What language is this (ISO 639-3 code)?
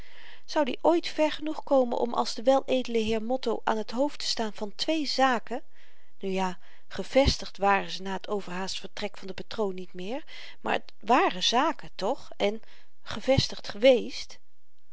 nld